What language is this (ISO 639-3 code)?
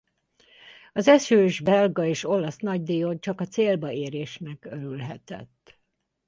hun